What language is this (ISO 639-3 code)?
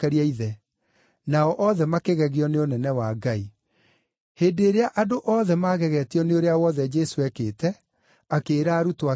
kik